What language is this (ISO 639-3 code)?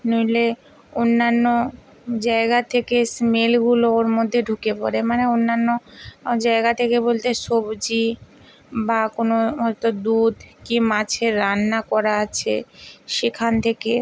ben